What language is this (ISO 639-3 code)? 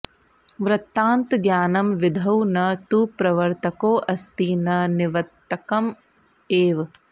san